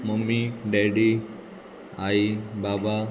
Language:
Konkani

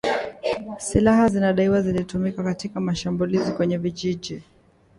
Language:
Swahili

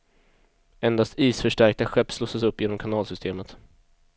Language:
Swedish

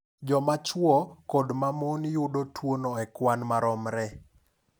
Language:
Luo (Kenya and Tanzania)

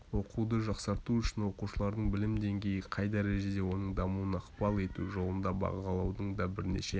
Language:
Kazakh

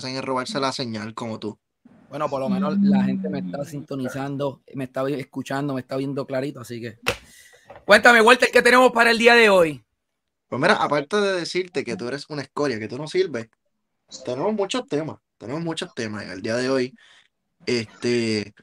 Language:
Spanish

